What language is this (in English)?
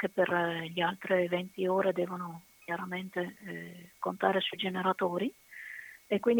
Italian